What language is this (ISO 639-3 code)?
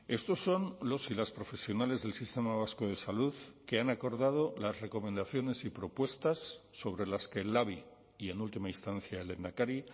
spa